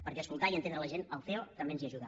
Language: Catalan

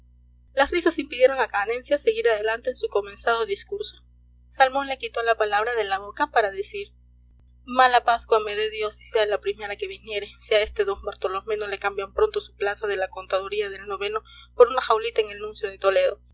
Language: Spanish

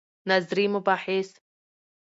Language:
Pashto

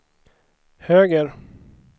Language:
Swedish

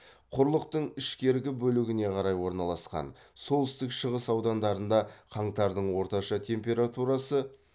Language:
Kazakh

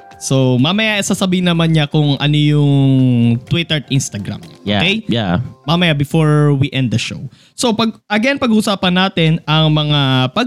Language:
Filipino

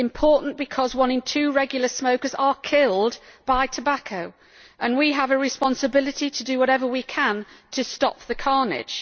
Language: English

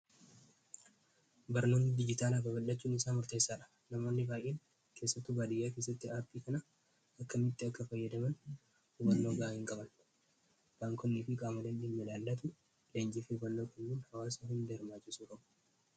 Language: Oromo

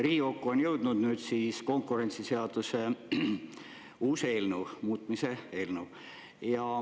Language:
Estonian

